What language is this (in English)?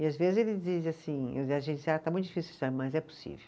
Portuguese